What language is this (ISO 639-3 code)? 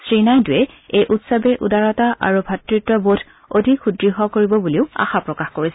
asm